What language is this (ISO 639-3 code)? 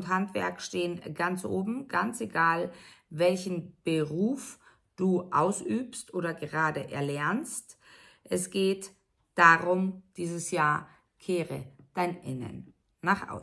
deu